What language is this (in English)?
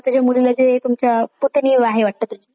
Marathi